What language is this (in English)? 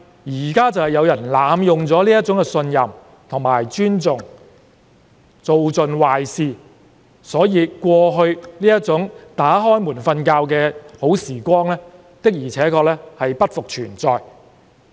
Cantonese